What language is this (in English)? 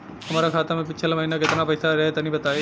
Bhojpuri